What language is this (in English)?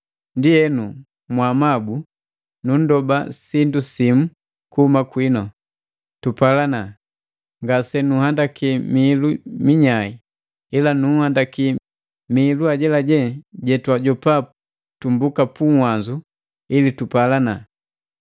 Matengo